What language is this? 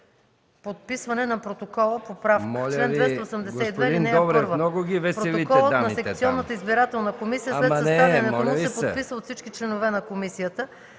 Bulgarian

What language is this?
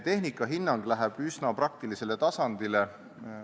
Estonian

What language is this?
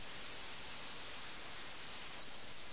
Malayalam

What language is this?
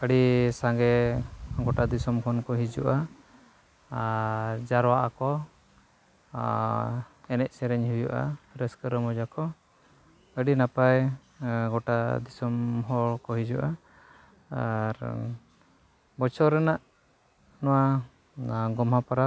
Santali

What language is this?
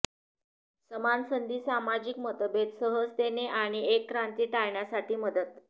Marathi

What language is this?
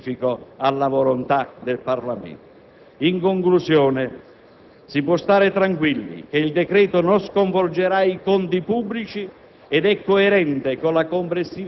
Italian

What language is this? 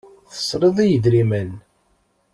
Kabyle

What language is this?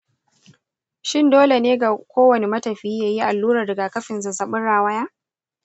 Hausa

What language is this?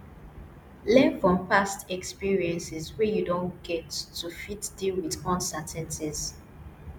Nigerian Pidgin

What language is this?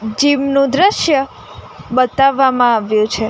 Gujarati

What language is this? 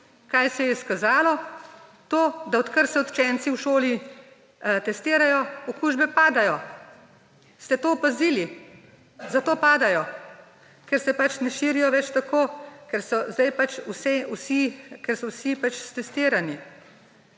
Slovenian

